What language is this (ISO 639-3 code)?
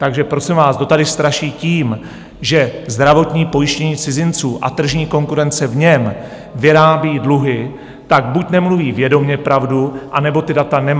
ces